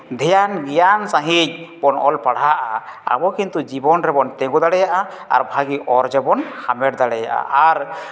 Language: Santali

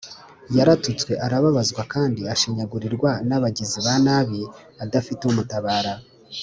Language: Kinyarwanda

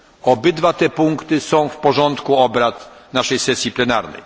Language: Polish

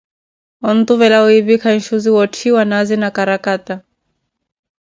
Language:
Koti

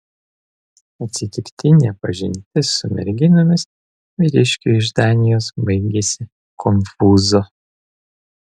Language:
Lithuanian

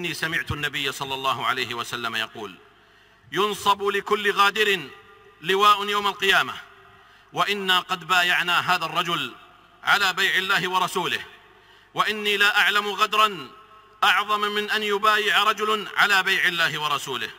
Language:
Arabic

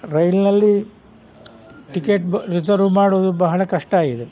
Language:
Kannada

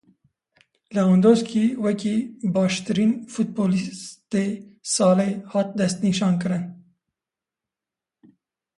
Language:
Kurdish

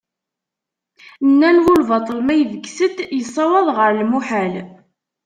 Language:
Kabyle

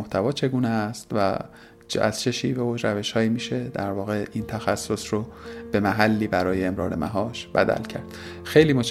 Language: Persian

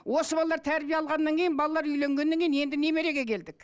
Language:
Kazakh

